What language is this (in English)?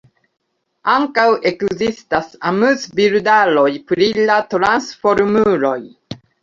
Esperanto